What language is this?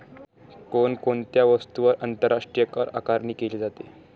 Marathi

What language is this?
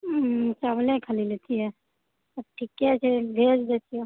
Maithili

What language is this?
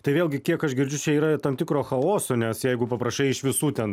Lithuanian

